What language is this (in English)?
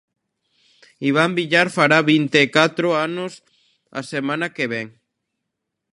Galician